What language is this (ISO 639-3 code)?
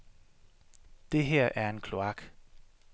dan